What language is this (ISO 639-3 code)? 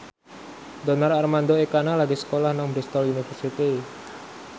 jav